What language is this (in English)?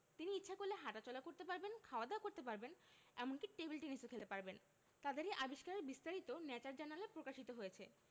Bangla